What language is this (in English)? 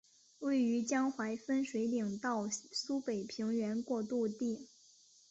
Chinese